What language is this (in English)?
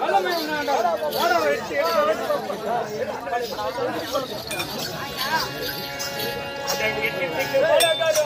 Arabic